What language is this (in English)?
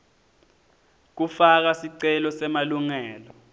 Swati